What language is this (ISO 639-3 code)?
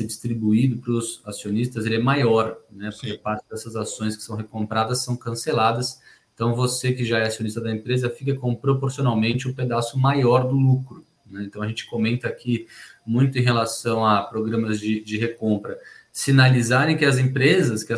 por